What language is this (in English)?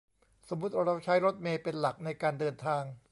Thai